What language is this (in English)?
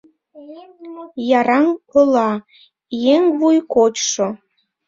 Mari